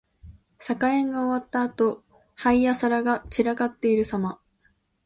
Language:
Japanese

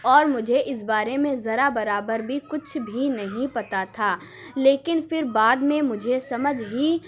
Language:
Urdu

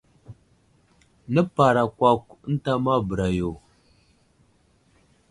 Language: Wuzlam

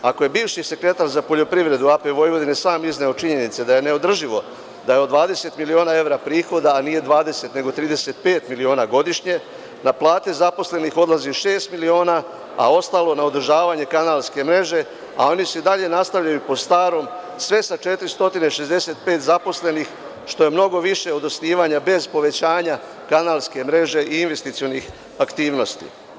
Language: Serbian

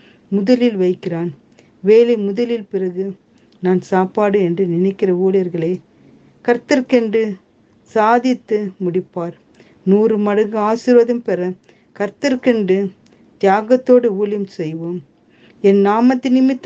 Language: Tamil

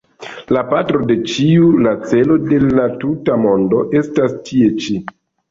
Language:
Esperanto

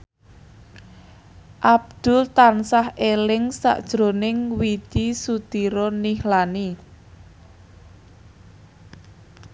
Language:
Javanese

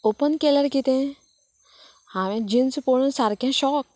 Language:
Konkani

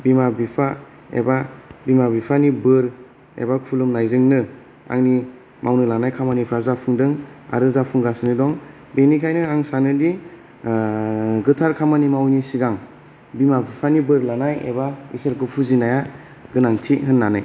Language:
Bodo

